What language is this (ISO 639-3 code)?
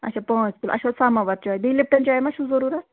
kas